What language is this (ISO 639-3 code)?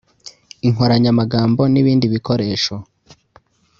kin